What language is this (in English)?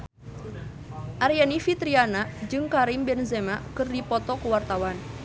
Sundanese